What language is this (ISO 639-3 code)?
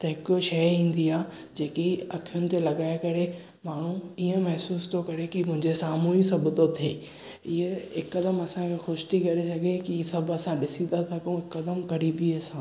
snd